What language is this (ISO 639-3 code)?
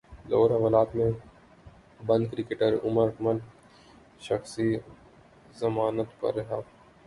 urd